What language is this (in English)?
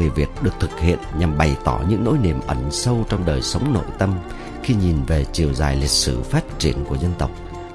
Vietnamese